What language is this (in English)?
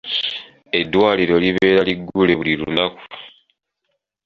Ganda